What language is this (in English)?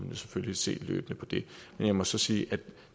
Danish